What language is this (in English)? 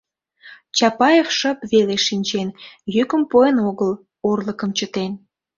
Mari